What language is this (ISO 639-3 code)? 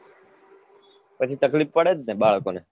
guj